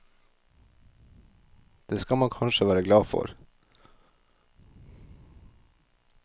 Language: Norwegian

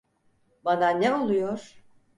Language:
Turkish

